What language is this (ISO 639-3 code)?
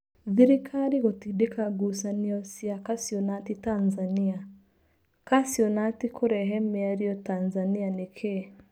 kik